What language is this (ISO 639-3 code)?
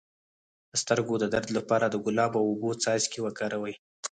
pus